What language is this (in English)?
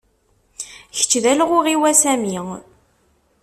Kabyle